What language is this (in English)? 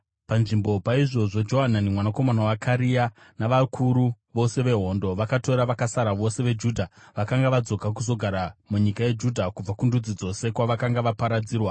Shona